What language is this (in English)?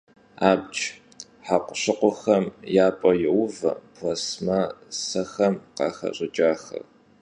Kabardian